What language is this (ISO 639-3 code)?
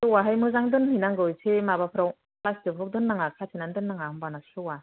brx